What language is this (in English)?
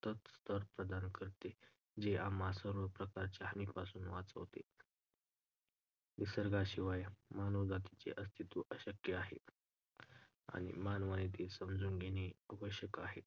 Marathi